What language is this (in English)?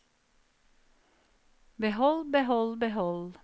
Norwegian